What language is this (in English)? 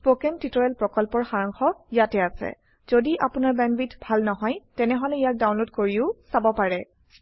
Assamese